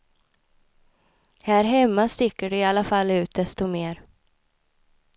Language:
Swedish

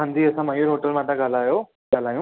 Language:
Sindhi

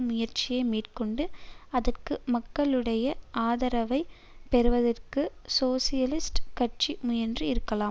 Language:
Tamil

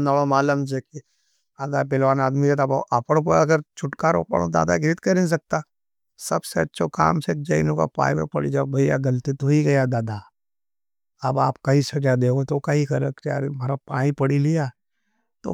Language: Nimadi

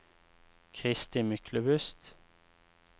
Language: Norwegian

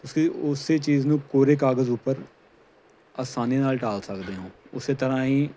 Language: Punjabi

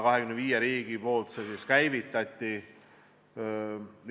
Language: Estonian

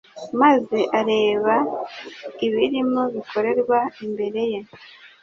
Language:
Kinyarwanda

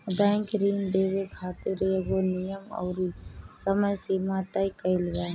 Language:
Bhojpuri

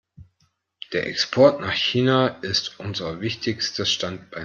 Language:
German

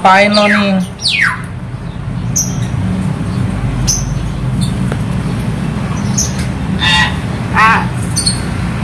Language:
Indonesian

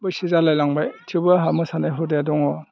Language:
Bodo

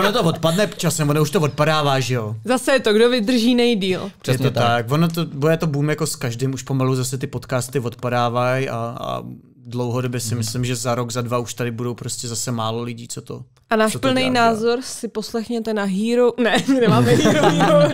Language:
Czech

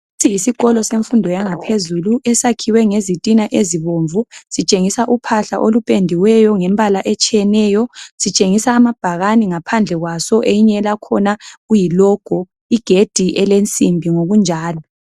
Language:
North Ndebele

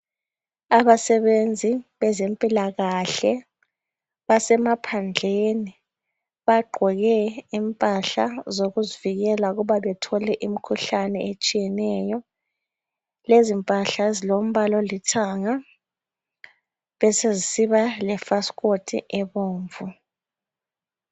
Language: North Ndebele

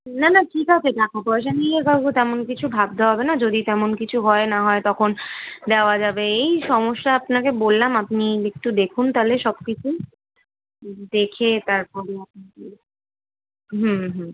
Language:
Bangla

